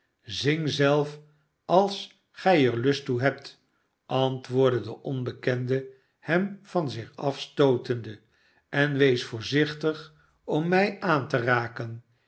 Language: Dutch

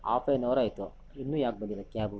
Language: Kannada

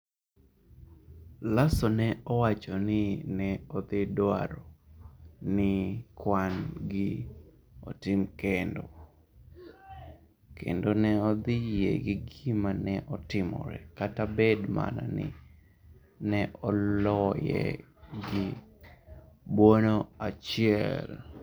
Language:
Luo (Kenya and Tanzania)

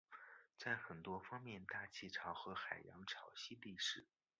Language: Chinese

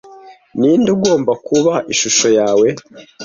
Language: Kinyarwanda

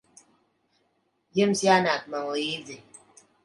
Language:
Latvian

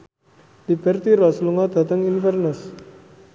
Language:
Javanese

